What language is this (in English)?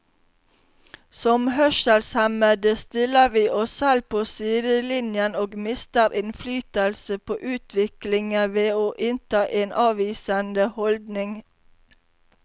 Norwegian